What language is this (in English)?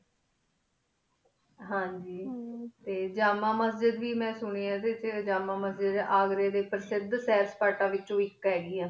Punjabi